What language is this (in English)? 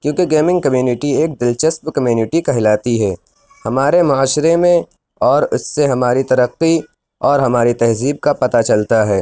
Urdu